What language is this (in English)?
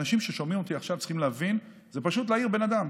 Hebrew